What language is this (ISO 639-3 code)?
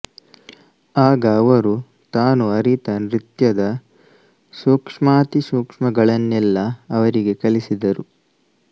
kan